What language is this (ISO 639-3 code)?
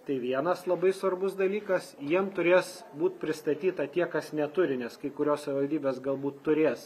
lit